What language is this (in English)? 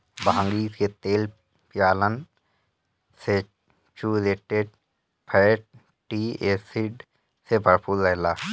Bhojpuri